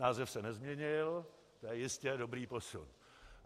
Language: Czech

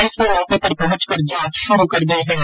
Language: Hindi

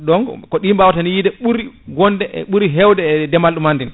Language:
Fula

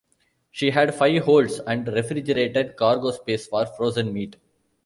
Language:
English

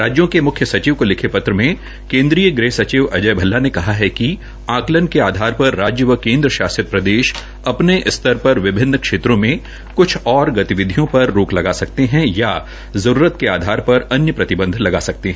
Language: Hindi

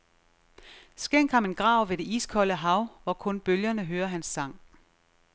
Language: Danish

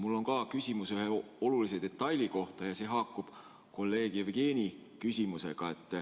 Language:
Estonian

